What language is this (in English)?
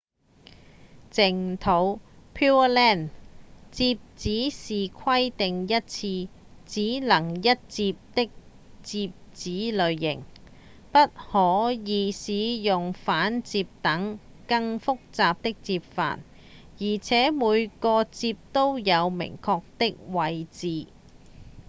Cantonese